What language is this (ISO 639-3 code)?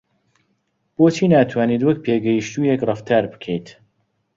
ckb